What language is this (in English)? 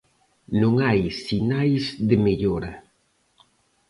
Galician